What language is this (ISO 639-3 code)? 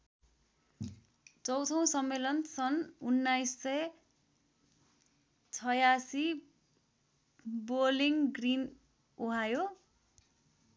nep